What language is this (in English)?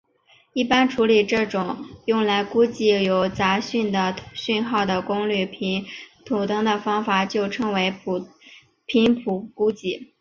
Chinese